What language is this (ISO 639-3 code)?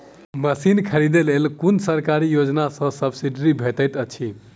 mai